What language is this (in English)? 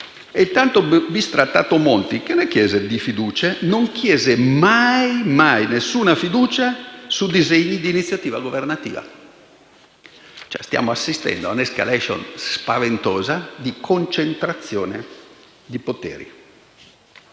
Italian